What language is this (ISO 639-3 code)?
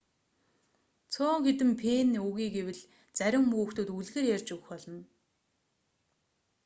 mon